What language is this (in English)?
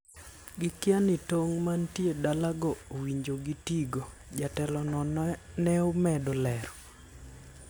Luo (Kenya and Tanzania)